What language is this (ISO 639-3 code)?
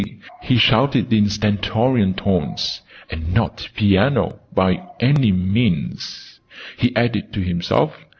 eng